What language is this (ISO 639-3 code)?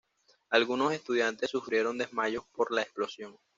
spa